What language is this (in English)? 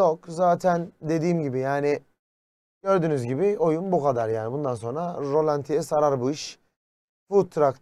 Turkish